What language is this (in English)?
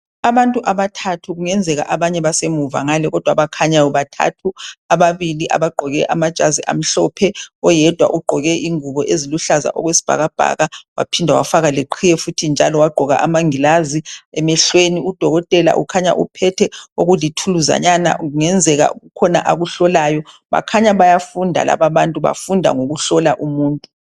North Ndebele